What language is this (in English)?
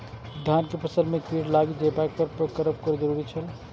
Maithili